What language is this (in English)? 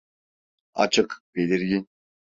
Turkish